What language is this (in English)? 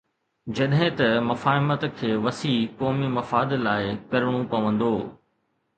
Sindhi